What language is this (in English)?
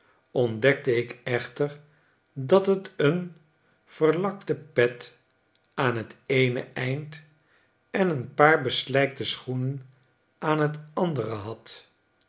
Dutch